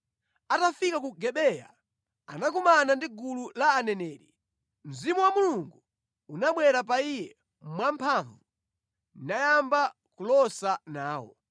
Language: Nyanja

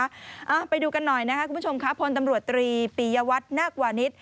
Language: Thai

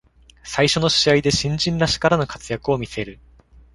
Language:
Japanese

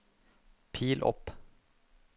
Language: Norwegian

